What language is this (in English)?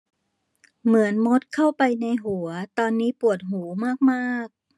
Thai